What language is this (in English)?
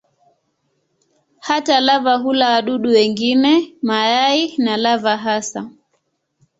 Swahili